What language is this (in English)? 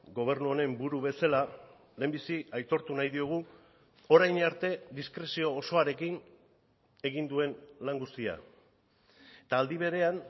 Basque